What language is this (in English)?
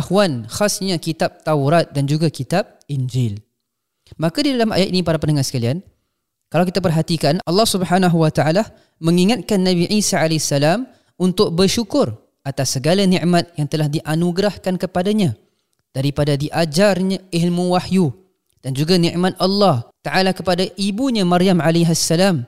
Malay